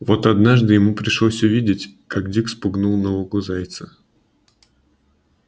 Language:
Russian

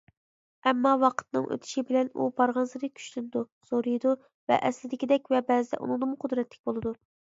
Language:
Uyghur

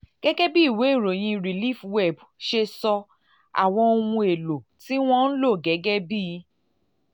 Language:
Yoruba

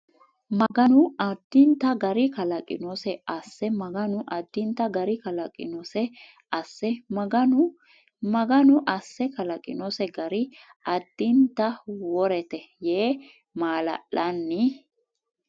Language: Sidamo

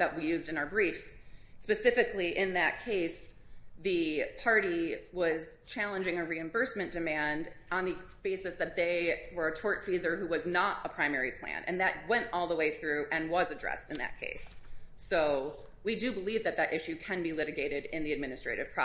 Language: English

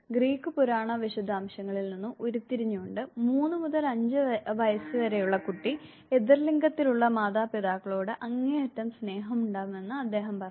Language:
Malayalam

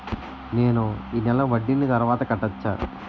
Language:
Telugu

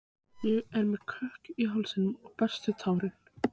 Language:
Icelandic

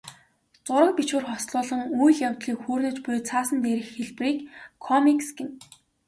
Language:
Mongolian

